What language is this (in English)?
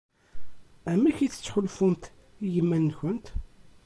Kabyle